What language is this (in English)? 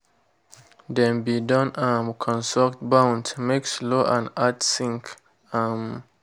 Nigerian Pidgin